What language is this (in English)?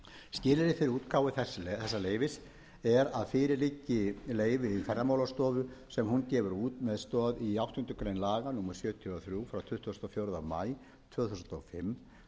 Icelandic